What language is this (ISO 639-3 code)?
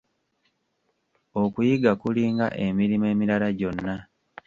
lug